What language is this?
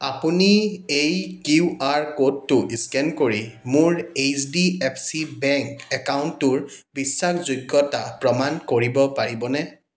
Assamese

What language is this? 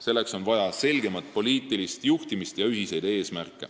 Estonian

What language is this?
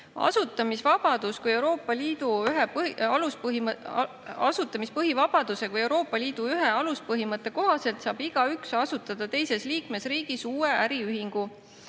Estonian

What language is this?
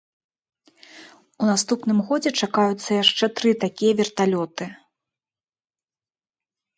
Belarusian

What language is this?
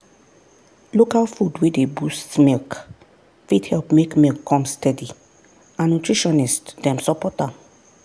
Nigerian Pidgin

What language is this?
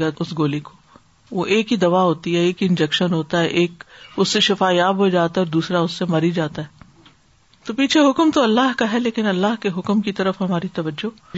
Urdu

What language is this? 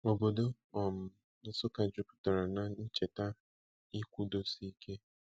Igbo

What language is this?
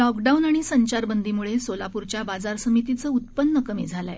Marathi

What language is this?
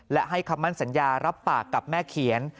Thai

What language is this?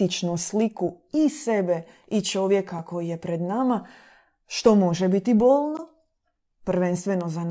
Croatian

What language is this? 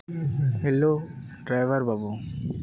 Santali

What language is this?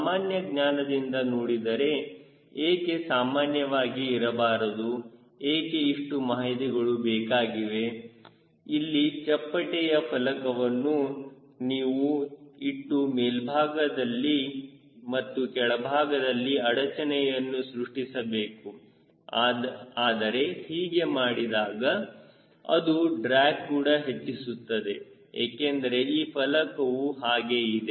Kannada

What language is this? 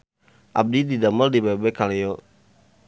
Sundanese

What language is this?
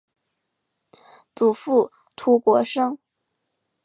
Chinese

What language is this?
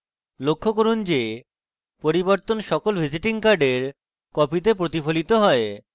Bangla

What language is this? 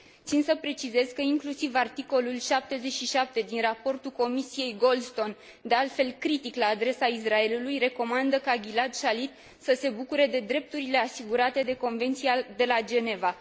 Romanian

